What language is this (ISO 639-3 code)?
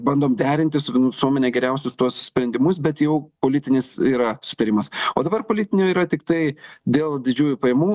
lit